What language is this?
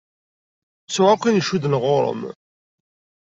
Kabyle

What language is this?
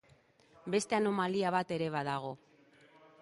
Basque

